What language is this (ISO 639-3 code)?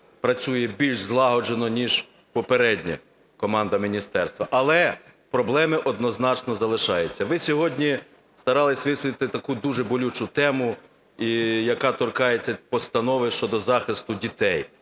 ukr